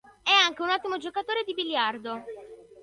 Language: Italian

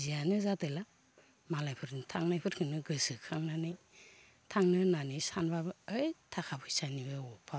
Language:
Bodo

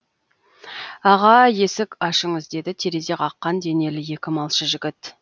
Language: Kazakh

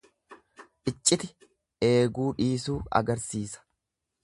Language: Oromo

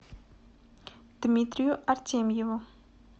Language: Russian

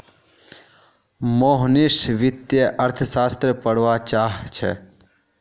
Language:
Magahi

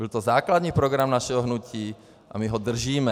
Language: Czech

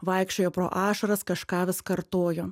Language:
Lithuanian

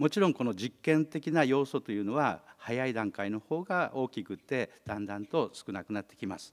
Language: Japanese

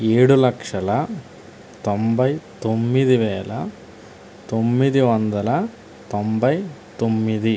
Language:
Telugu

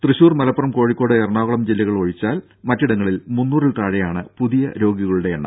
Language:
Malayalam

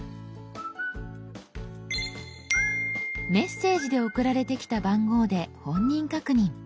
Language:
Japanese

